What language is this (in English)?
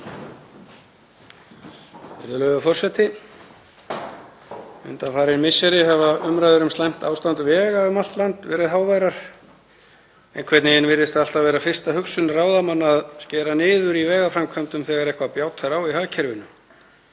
Icelandic